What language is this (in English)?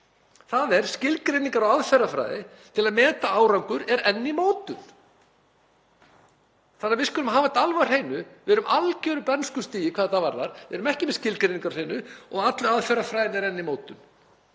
Icelandic